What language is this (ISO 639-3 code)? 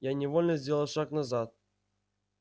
rus